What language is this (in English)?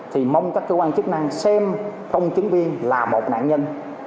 Vietnamese